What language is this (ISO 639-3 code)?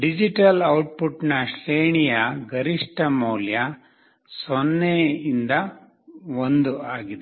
kan